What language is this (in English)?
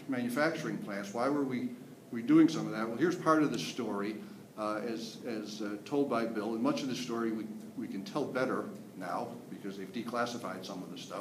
English